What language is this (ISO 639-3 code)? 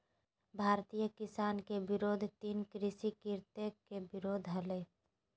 mag